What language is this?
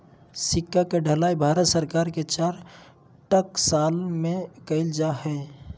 Magahi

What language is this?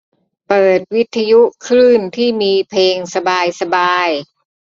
Thai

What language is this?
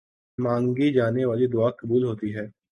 Urdu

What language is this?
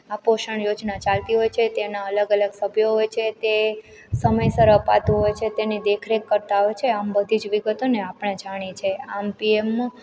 Gujarati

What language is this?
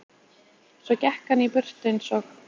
Icelandic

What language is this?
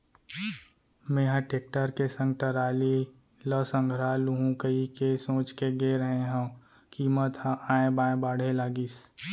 Chhattisgarhi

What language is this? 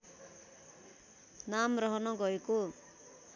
Nepali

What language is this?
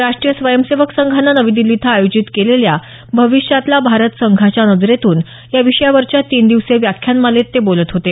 Marathi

